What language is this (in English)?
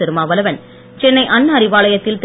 Tamil